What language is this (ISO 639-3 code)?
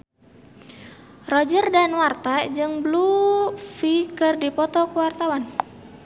sun